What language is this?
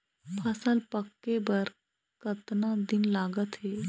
Chhattisgarhi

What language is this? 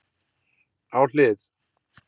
Icelandic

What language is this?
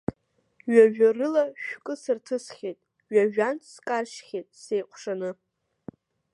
Abkhazian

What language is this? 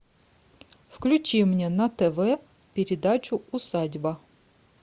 Russian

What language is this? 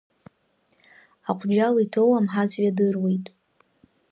Abkhazian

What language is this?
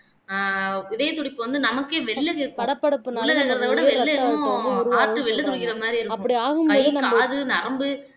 Tamil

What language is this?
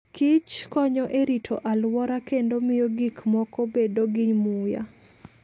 Luo (Kenya and Tanzania)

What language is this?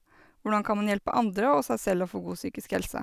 Norwegian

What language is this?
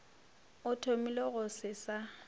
Northern Sotho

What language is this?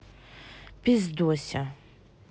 Russian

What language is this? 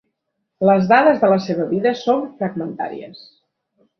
Catalan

